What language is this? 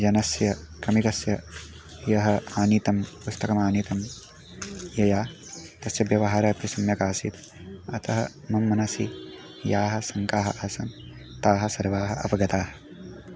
Sanskrit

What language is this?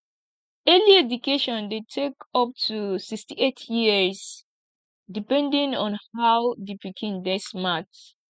Nigerian Pidgin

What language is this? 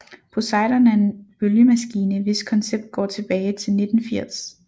Danish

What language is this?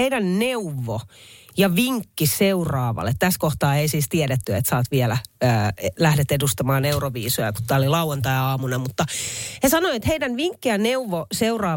Finnish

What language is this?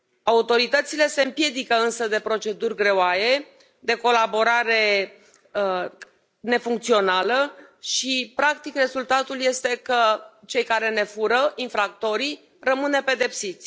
Romanian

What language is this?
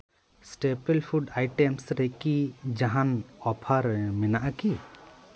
Santali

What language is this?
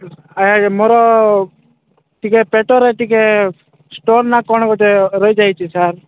Odia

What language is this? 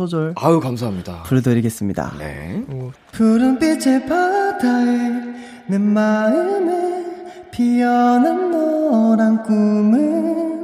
Korean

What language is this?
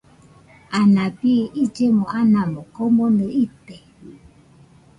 Nüpode Huitoto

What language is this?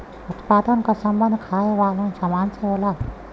Bhojpuri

